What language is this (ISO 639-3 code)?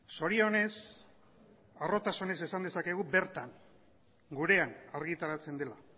eus